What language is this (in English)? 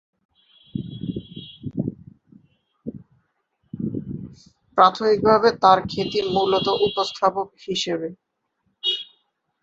Bangla